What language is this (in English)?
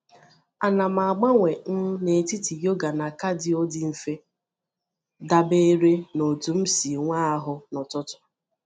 Igbo